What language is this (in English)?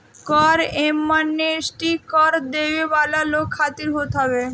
Bhojpuri